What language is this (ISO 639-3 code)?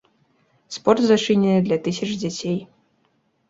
bel